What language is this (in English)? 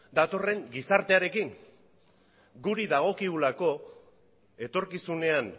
Basque